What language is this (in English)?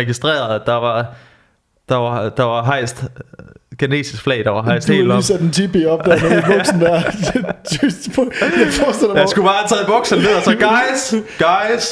Danish